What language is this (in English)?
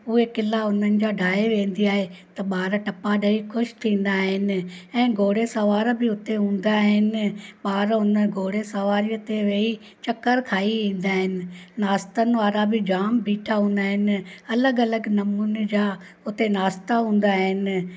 Sindhi